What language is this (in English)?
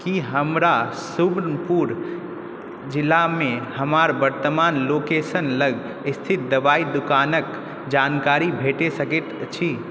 Maithili